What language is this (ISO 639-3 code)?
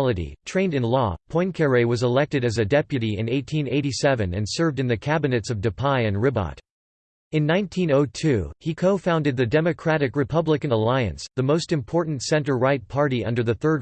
eng